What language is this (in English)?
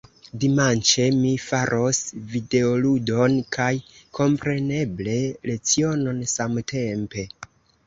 Esperanto